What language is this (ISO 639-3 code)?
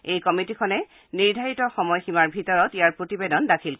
asm